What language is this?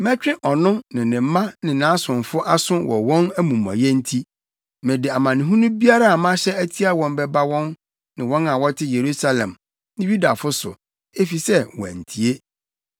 Akan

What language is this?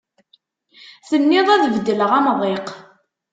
Kabyle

